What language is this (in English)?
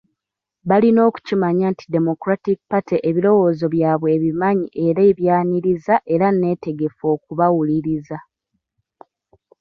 Ganda